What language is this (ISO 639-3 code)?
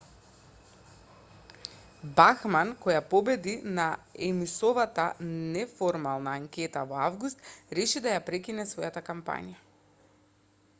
mkd